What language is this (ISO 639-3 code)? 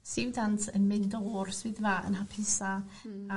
cym